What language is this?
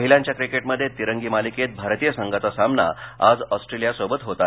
Marathi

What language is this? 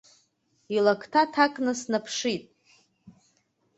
Abkhazian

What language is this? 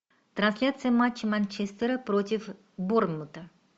Russian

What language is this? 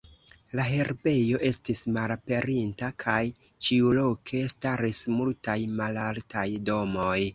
Esperanto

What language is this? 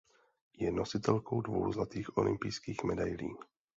Czech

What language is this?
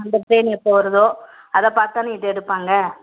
Tamil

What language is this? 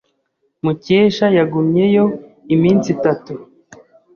Kinyarwanda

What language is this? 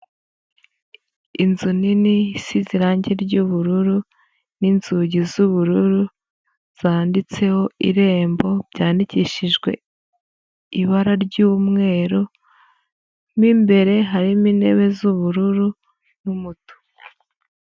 Kinyarwanda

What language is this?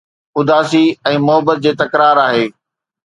Sindhi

